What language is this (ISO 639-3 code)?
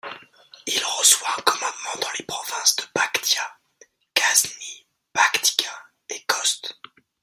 fra